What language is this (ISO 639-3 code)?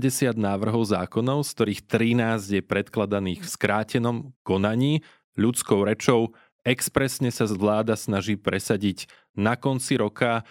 slk